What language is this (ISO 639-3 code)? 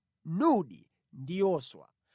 nya